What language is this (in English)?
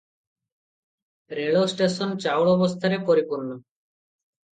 Odia